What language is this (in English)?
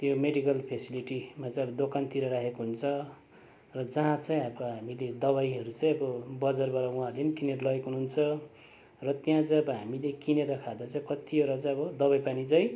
Nepali